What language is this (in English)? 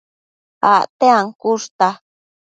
Matsés